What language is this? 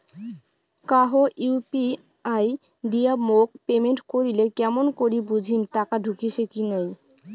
Bangla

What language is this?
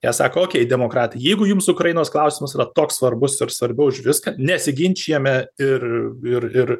Lithuanian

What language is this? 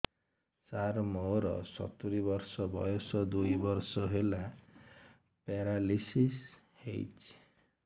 Odia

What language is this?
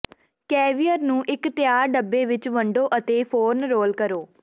Punjabi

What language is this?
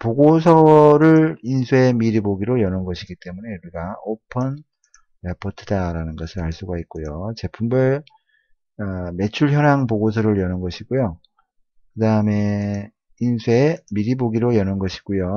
Korean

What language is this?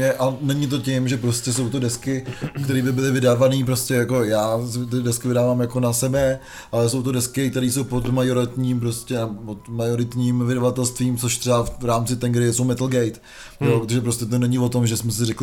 Czech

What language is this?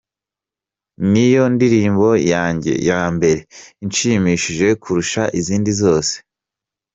Kinyarwanda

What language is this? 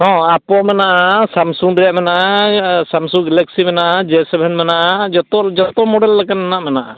Santali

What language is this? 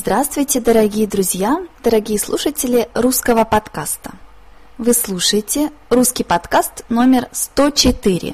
Russian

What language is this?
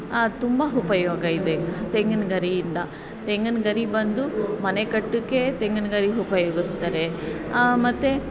Kannada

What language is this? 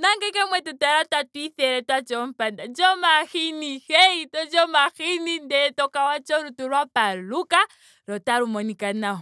Ndonga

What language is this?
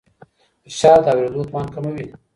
Pashto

